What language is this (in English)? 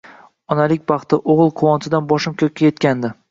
Uzbek